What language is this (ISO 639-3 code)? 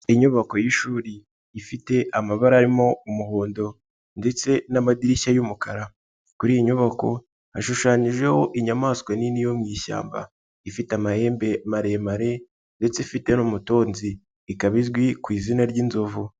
kin